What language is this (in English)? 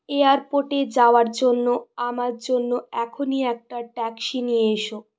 Bangla